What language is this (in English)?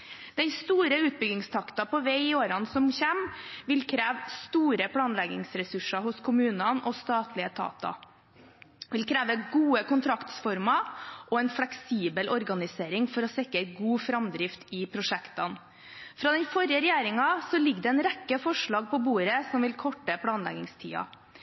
Norwegian Bokmål